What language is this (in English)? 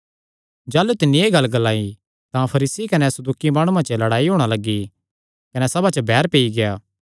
Kangri